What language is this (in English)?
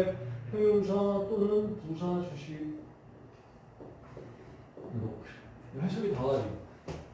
Korean